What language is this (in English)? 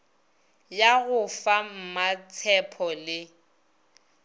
Northern Sotho